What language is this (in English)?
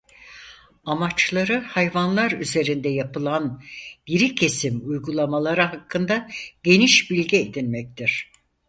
Turkish